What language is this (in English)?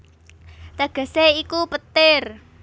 Javanese